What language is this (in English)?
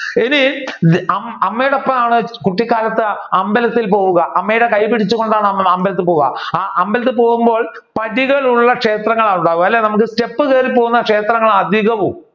Malayalam